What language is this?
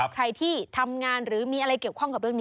Thai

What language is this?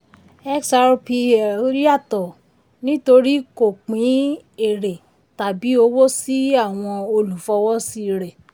Yoruba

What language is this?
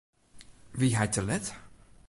Western Frisian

